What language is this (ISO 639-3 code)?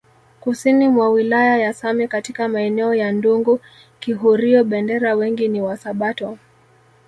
swa